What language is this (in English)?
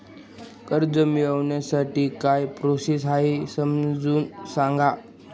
Marathi